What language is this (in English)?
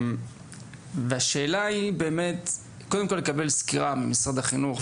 Hebrew